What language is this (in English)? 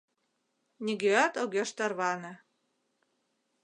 Mari